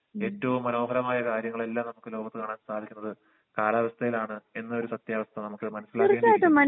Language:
Malayalam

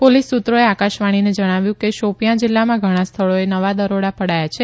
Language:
Gujarati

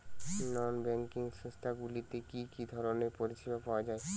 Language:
Bangla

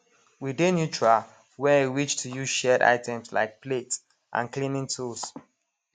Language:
Nigerian Pidgin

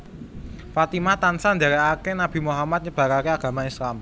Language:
Javanese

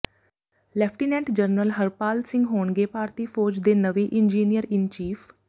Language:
Punjabi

